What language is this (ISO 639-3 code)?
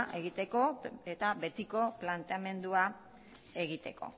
eus